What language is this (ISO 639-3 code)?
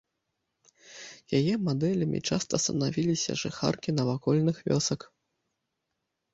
bel